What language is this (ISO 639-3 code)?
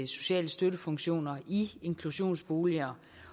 dan